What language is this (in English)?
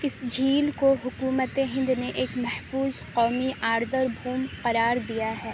Urdu